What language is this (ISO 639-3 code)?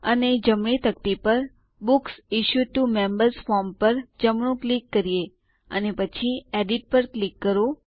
guj